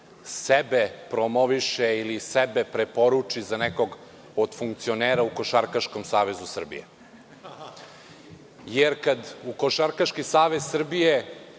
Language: Serbian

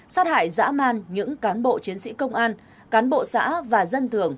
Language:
Vietnamese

